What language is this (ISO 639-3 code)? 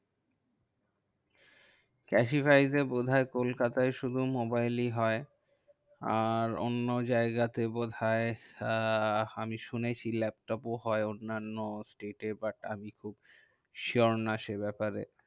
ben